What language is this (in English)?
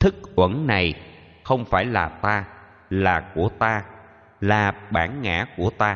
Vietnamese